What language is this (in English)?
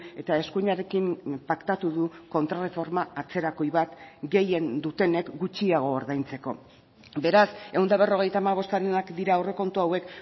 Basque